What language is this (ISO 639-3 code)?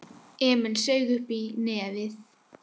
isl